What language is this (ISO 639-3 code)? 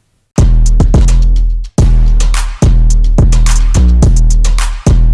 ind